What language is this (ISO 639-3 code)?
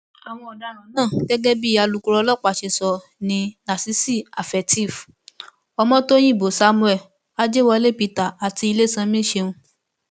yor